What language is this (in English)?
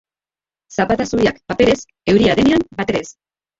Basque